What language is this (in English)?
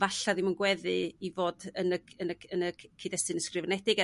Welsh